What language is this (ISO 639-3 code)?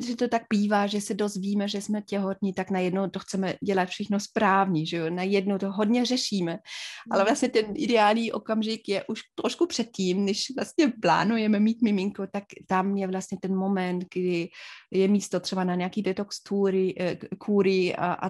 ces